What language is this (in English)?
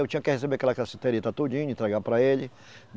Portuguese